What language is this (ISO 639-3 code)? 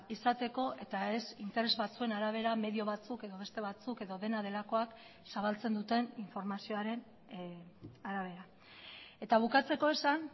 eus